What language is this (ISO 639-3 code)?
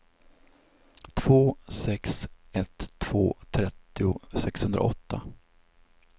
swe